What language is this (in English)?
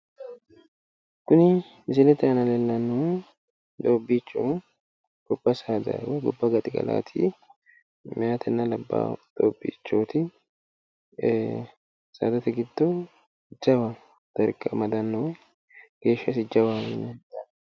Sidamo